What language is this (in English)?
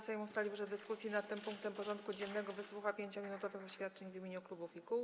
Polish